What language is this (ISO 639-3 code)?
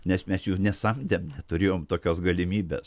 lit